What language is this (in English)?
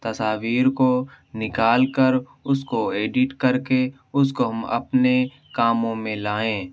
Urdu